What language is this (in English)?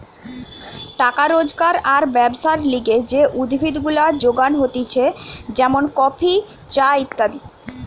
Bangla